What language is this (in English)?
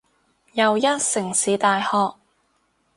Cantonese